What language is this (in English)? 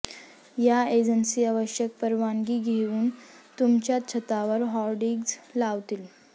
Marathi